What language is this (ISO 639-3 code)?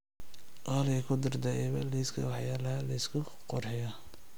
som